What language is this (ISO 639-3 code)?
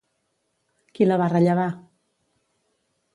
cat